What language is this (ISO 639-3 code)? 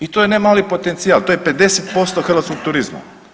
hrv